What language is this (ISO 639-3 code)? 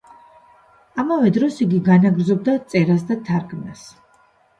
kat